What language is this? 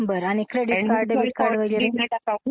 Marathi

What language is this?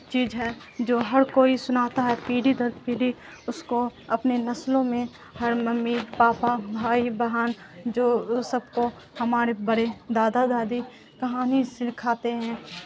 Urdu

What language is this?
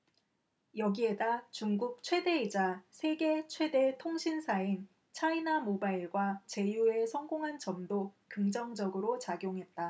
Korean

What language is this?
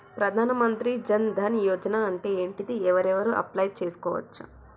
Telugu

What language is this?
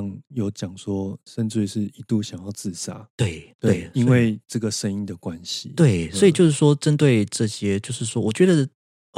Chinese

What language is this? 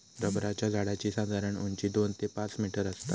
Marathi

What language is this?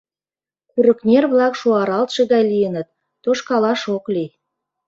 Mari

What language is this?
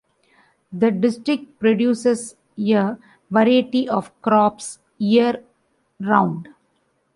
English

